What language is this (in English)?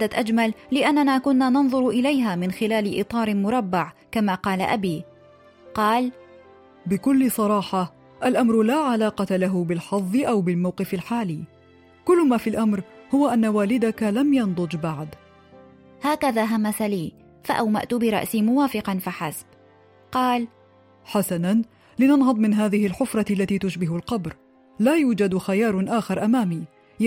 Arabic